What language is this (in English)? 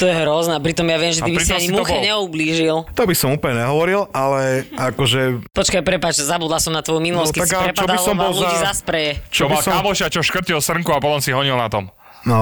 Slovak